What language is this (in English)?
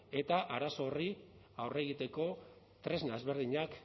Basque